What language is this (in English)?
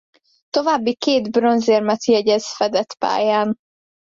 Hungarian